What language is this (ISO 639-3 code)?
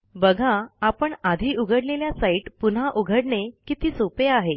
mar